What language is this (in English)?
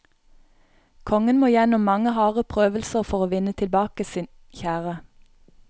Norwegian